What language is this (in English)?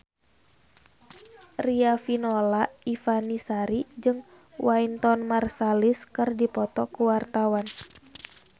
Sundanese